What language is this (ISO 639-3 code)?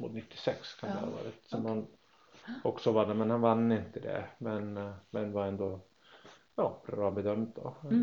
swe